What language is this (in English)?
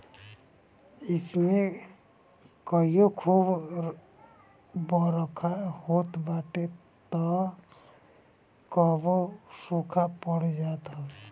Bhojpuri